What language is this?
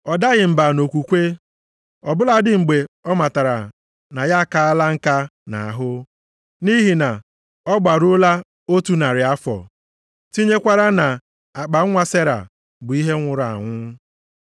Igbo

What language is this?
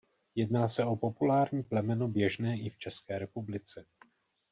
Czech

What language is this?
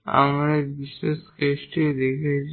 Bangla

